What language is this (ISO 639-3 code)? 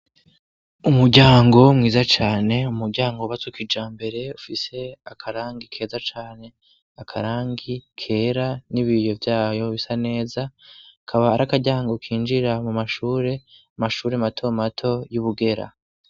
run